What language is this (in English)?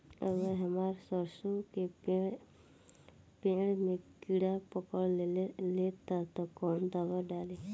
Bhojpuri